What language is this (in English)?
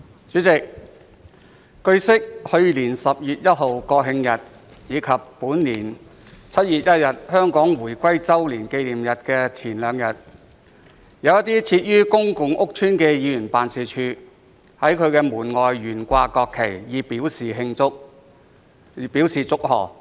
Cantonese